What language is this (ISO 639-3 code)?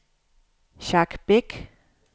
dan